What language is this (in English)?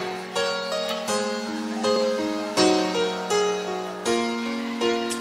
Romanian